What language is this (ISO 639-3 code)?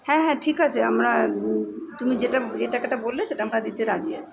ben